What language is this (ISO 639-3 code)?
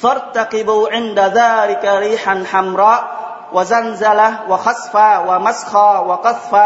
vie